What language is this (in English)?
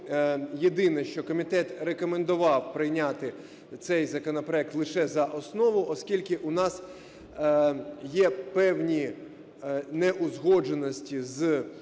Ukrainian